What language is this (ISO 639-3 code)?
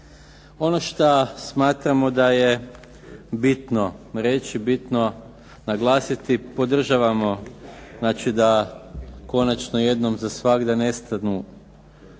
hrv